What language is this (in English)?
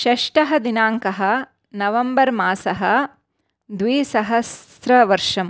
Sanskrit